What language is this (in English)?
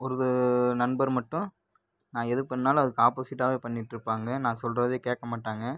Tamil